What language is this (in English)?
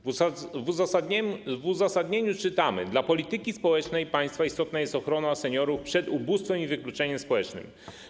Polish